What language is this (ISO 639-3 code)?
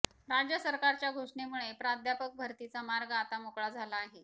mar